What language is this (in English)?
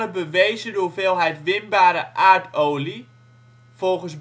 Dutch